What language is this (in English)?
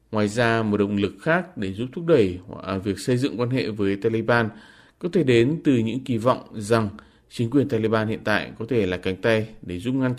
Vietnamese